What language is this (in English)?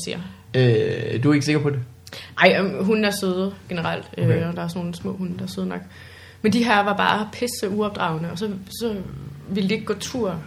Danish